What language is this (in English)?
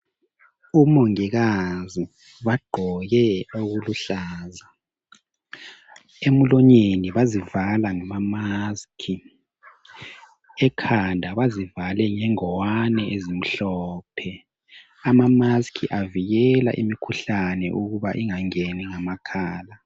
North Ndebele